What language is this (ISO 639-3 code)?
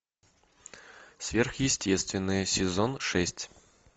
rus